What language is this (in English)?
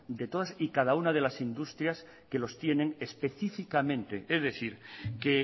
Spanish